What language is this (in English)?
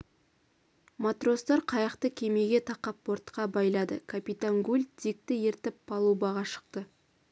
Kazakh